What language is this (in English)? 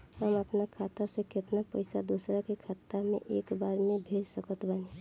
Bhojpuri